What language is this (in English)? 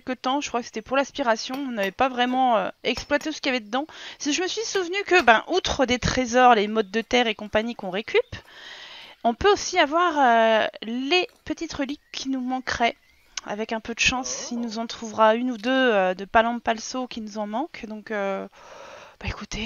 French